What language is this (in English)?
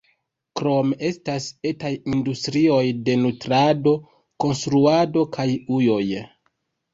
Esperanto